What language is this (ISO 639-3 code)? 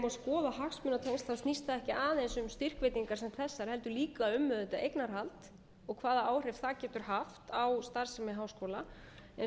isl